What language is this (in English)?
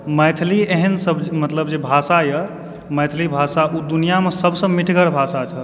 Maithili